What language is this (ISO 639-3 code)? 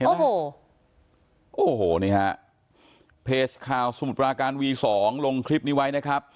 tha